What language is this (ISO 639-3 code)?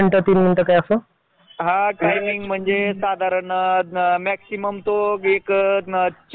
mar